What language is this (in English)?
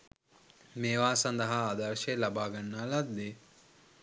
Sinhala